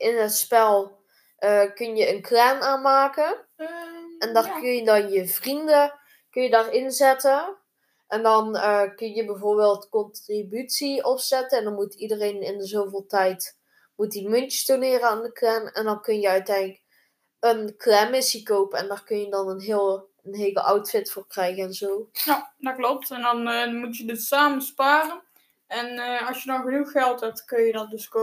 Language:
Dutch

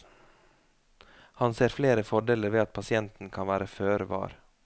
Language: Norwegian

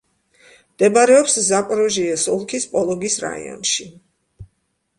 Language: Georgian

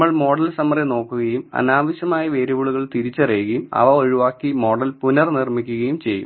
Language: Malayalam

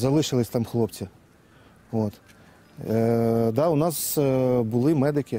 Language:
Ukrainian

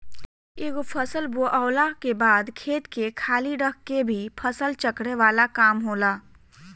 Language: Bhojpuri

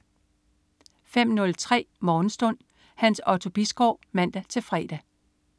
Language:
Danish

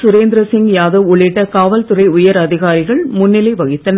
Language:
Tamil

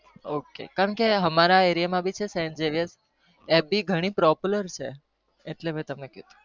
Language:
Gujarati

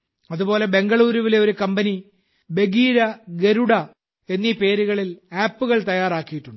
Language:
Malayalam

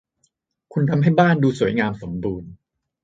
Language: Thai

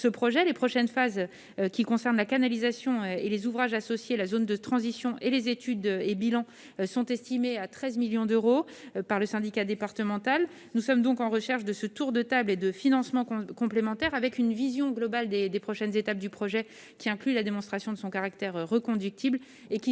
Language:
French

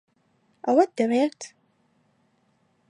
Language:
Central Kurdish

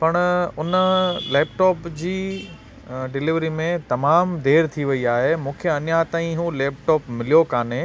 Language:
Sindhi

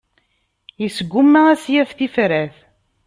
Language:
Kabyle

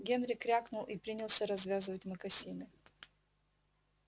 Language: Russian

